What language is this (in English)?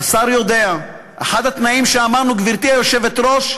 Hebrew